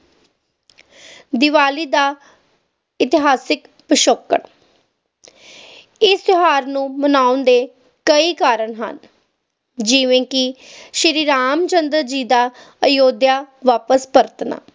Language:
Punjabi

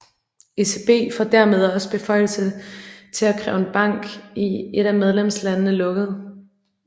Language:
Danish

